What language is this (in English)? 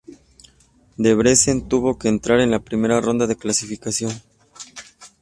Spanish